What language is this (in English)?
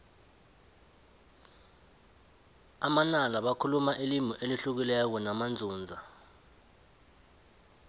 South Ndebele